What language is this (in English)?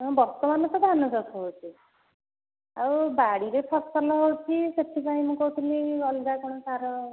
Odia